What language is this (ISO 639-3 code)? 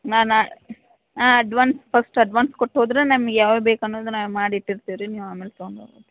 kan